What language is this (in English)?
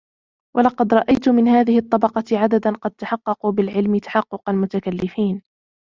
Arabic